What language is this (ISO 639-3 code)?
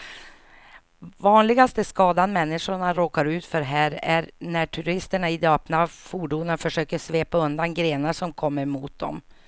swe